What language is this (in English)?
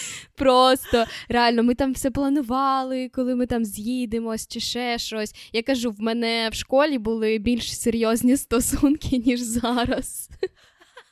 Ukrainian